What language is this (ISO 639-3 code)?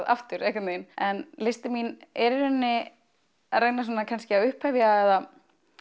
isl